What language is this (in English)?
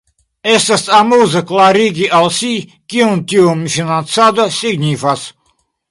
Esperanto